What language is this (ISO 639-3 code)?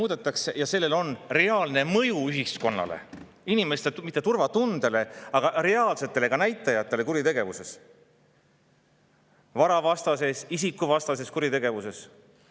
est